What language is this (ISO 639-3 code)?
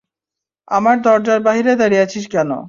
ben